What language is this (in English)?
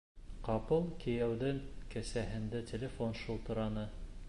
Bashkir